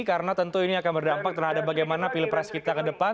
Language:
Indonesian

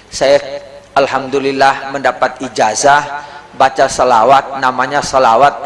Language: Indonesian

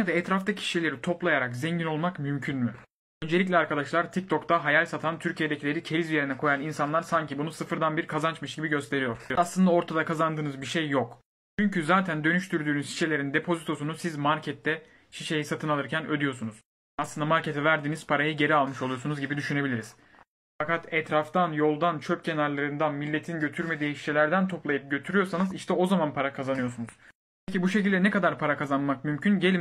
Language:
Turkish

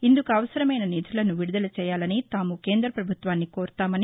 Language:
Telugu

